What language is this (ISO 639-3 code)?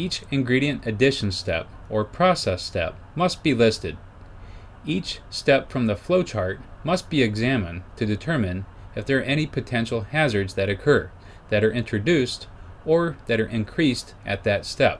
eng